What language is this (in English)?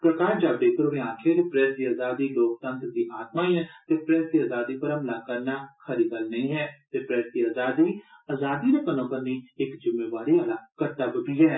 Dogri